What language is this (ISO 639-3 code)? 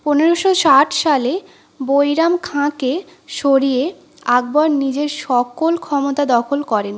ben